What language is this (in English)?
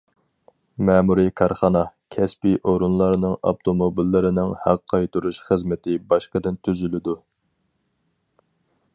Uyghur